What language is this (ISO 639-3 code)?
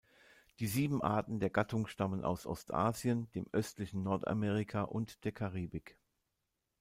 deu